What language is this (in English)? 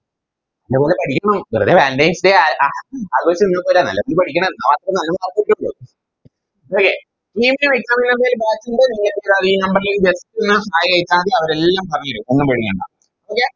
Malayalam